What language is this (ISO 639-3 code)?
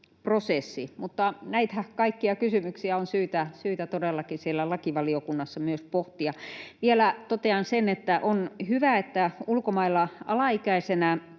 fin